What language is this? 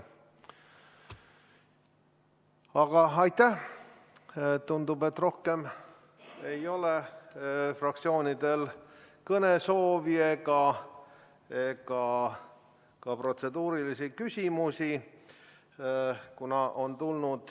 Estonian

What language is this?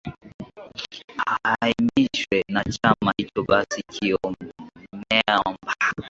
Swahili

